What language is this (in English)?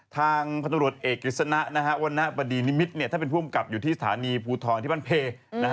Thai